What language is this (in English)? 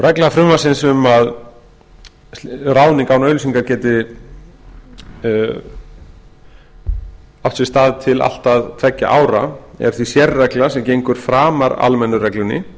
Icelandic